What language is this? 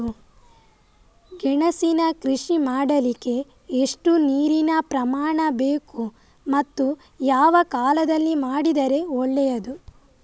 Kannada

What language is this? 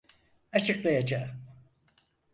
Turkish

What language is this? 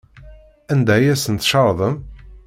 Kabyle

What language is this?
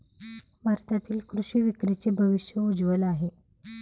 Marathi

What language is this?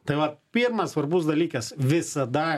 Lithuanian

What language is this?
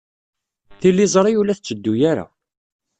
Kabyle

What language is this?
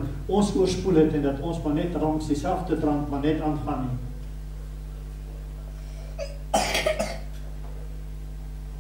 Dutch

